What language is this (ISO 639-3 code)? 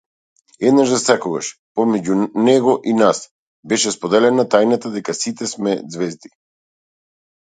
mkd